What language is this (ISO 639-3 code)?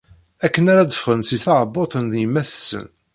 kab